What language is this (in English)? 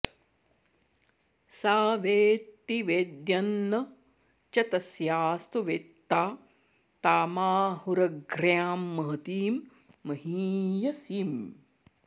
Sanskrit